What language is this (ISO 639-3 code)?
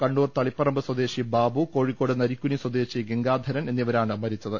mal